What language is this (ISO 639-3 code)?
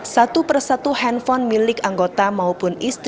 ind